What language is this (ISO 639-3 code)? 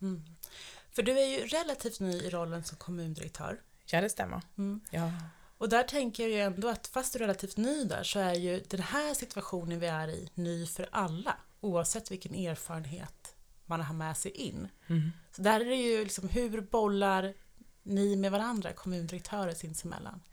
swe